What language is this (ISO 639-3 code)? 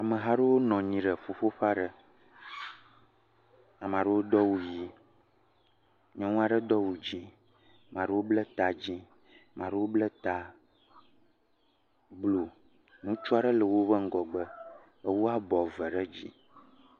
ewe